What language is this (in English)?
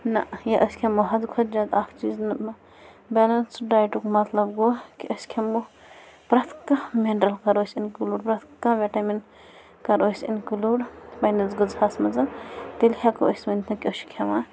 Kashmiri